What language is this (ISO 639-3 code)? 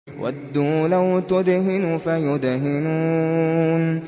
ara